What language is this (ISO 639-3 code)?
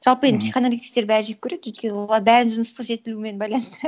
kaz